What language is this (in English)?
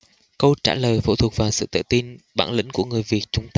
Vietnamese